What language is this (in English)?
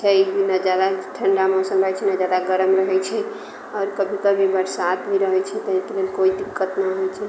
Maithili